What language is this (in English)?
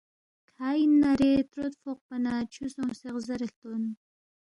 Balti